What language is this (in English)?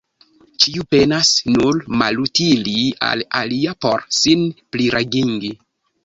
Esperanto